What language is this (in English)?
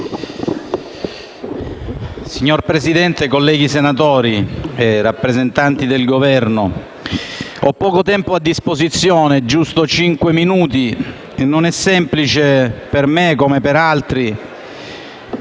Italian